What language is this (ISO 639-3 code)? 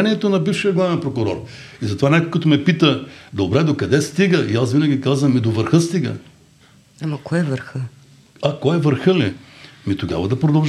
bul